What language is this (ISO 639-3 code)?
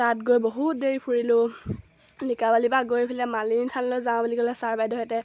asm